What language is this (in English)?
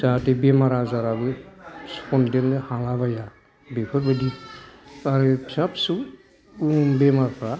Bodo